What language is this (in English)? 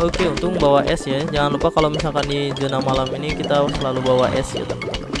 Indonesian